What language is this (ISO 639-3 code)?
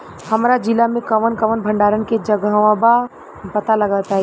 bho